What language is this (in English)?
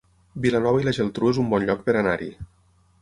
Catalan